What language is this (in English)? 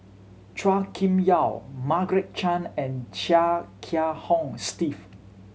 English